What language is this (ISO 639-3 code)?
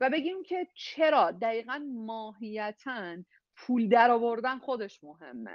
fas